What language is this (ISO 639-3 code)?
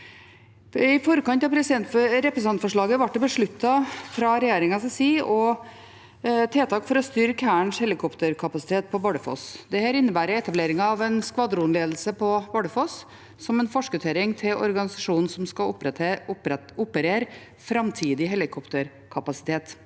nor